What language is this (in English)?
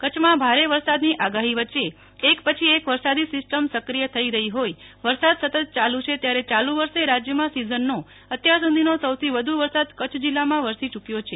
Gujarati